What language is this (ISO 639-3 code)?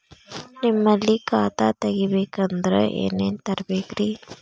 kan